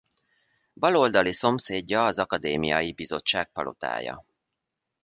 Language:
Hungarian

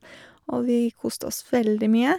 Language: Norwegian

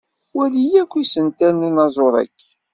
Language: Kabyle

